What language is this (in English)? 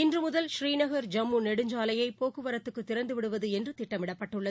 Tamil